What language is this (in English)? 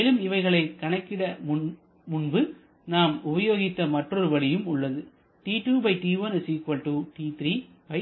Tamil